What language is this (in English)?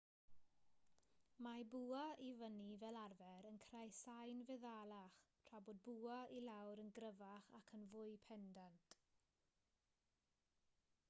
Welsh